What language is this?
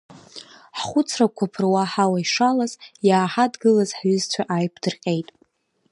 Abkhazian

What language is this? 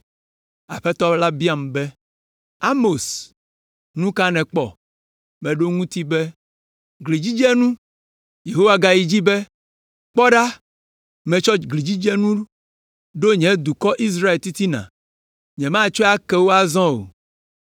Ewe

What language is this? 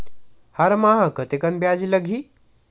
Chhattisgarhi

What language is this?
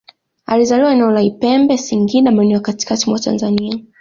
Swahili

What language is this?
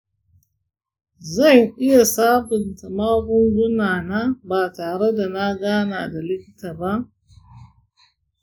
Hausa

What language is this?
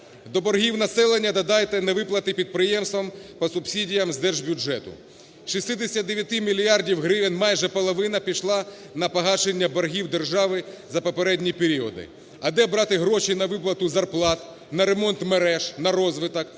Ukrainian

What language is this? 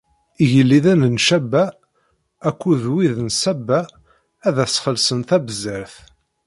Kabyle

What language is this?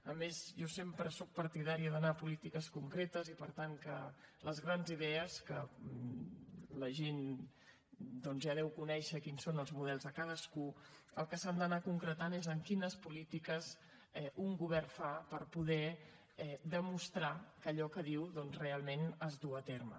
Catalan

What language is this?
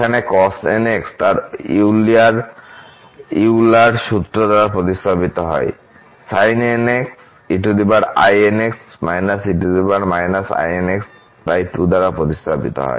Bangla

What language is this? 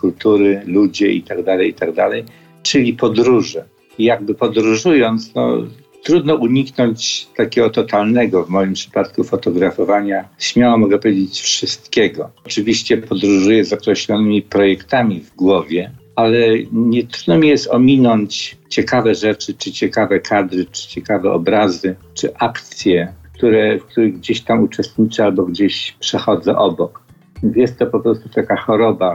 Polish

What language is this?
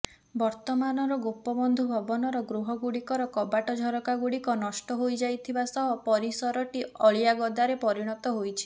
Odia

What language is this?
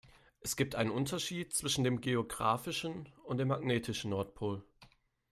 German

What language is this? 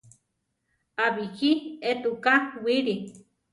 Central Tarahumara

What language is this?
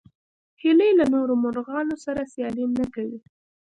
Pashto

